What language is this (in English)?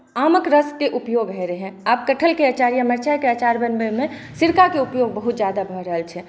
Maithili